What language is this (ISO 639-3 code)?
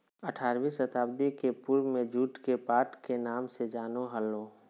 mag